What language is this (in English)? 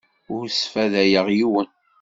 Kabyle